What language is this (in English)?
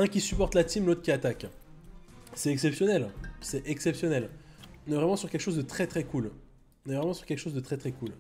French